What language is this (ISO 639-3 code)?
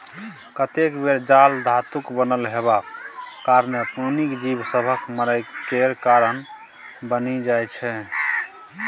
mai